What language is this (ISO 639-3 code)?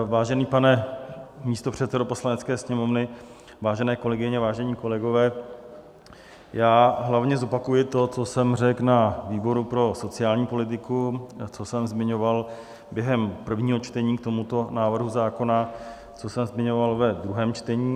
ces